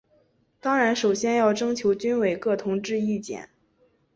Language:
Chinese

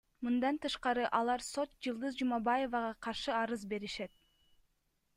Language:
Kyrgyz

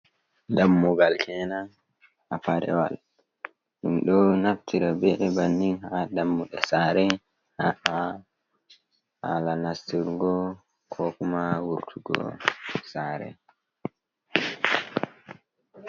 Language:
Fula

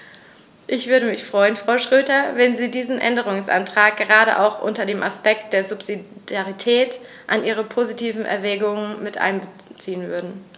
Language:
German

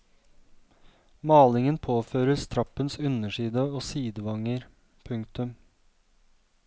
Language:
Norwegian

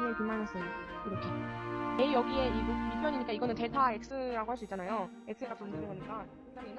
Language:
Korean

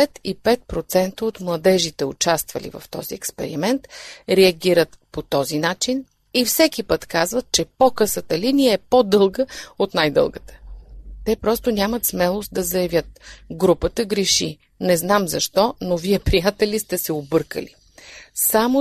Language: Bulgarian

